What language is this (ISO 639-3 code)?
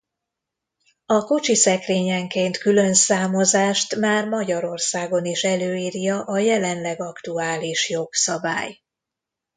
hun